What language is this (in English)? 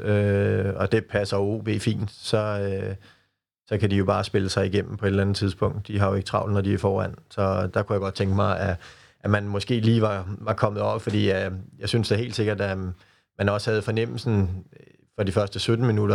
Danish